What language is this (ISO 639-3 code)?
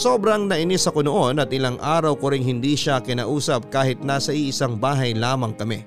fil